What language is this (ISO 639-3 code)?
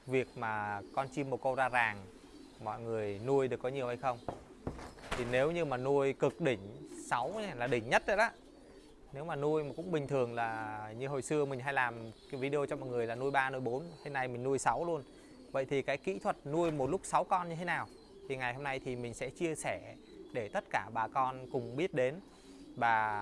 vie